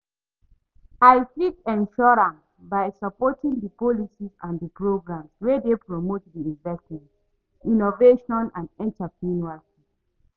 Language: Nigerian Pidgin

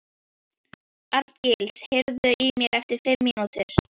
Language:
Icelandic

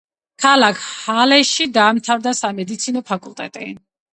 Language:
Georgian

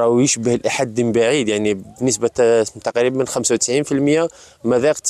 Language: Arabic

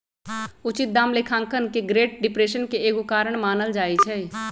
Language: Magahi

